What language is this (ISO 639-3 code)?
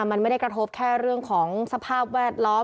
tha